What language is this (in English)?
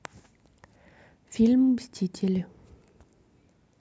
Russian